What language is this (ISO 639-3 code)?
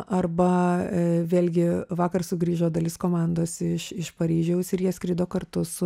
lit